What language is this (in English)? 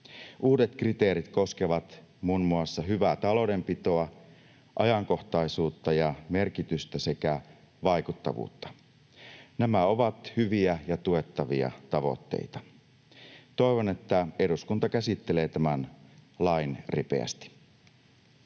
Finnish